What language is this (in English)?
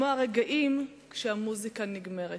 Hebrew